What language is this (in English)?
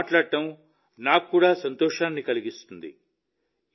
Telugu